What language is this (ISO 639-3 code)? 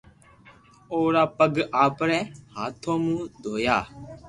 lrk